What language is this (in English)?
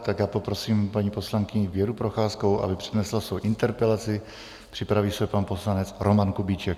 Czech